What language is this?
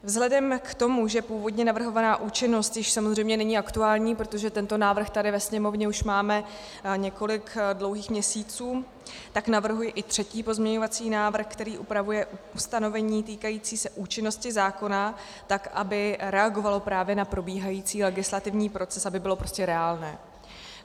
Czech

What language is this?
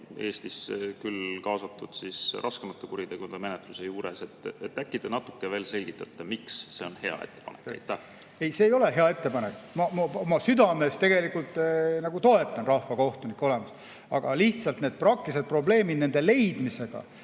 Estonian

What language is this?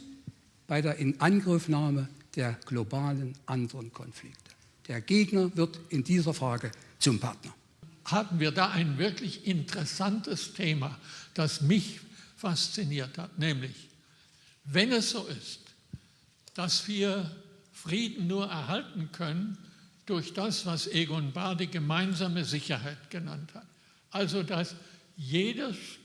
German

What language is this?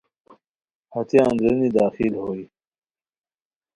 Khowar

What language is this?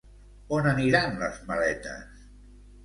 Catalan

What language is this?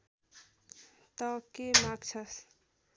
Nepali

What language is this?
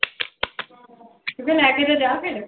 Punjabi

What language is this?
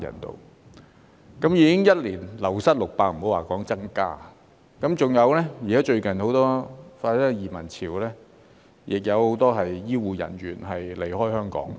Cantonese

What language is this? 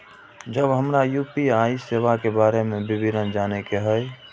Maithili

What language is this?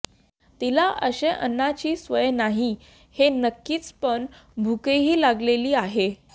Marathi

